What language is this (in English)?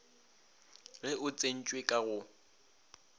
Northern Sotho